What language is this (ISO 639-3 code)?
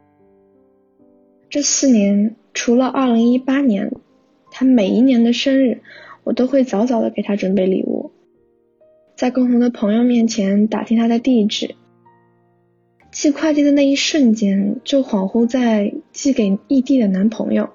zho